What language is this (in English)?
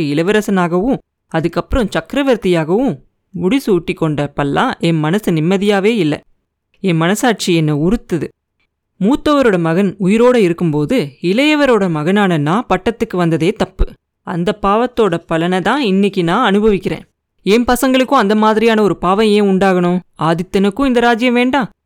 Tamil